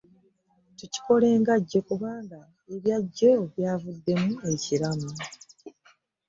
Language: Ganda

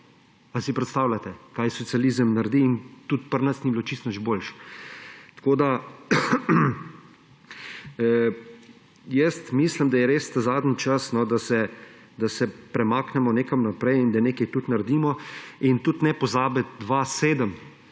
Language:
Slovenian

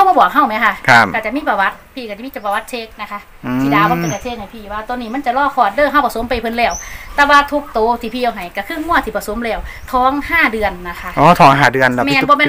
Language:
Thai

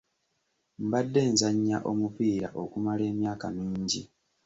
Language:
Ganda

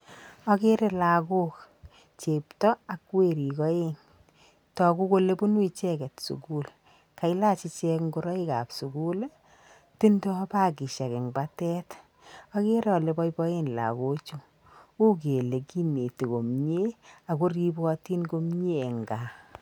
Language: Kalenjin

